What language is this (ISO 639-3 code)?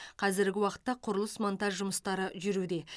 kaz